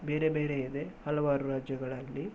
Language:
Kannada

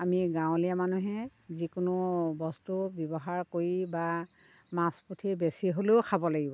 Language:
Assamese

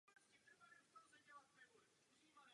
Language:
Czech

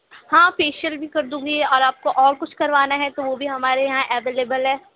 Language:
Urdu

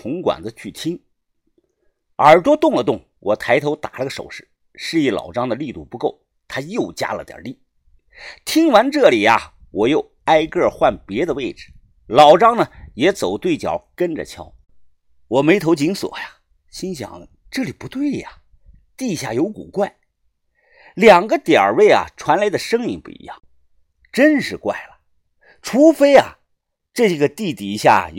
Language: Chinese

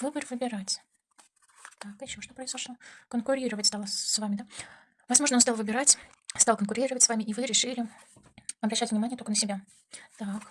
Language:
Russian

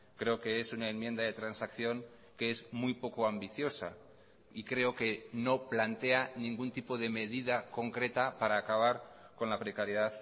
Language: Spanish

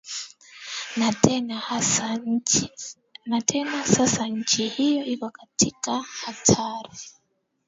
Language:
Swahili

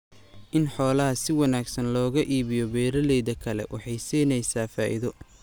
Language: Somali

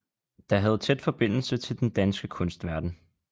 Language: Danish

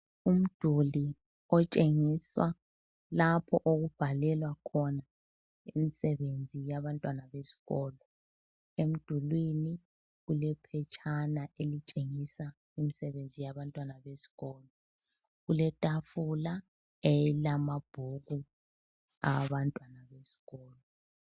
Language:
North Ndebele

